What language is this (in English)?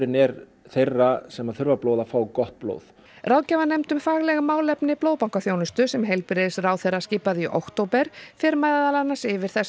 Icelandic